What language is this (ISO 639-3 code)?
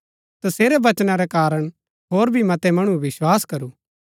gbk